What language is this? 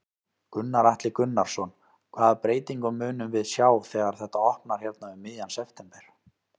Icelandic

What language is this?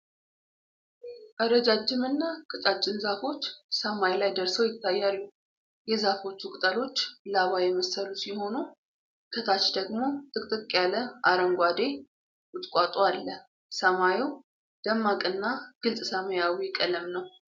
Amharic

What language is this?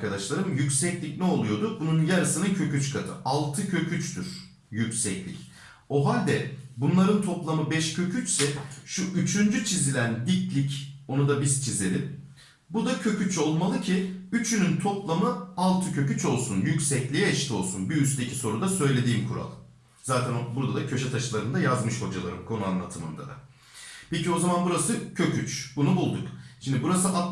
Turkish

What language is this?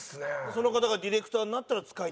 Japanese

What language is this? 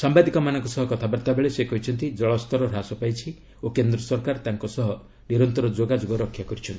Odia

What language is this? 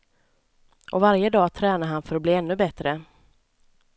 Swedish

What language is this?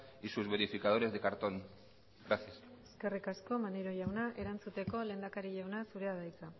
Basque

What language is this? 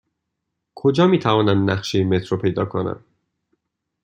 Persian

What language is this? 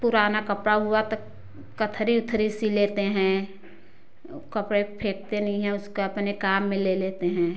Hindi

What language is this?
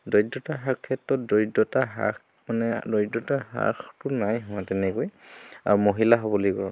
Assamese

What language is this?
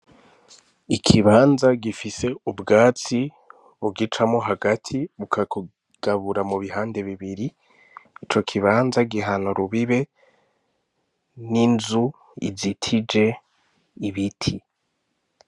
Rundi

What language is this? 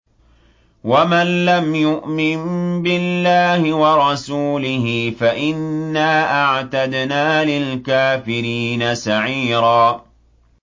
Arabic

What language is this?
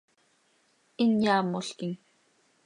Seri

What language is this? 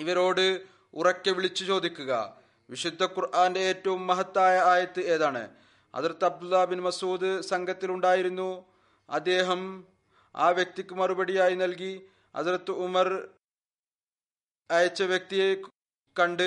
Malayalam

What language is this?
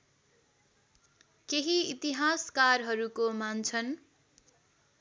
Nepali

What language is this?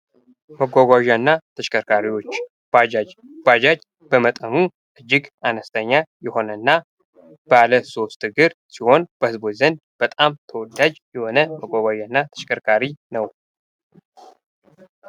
Amharic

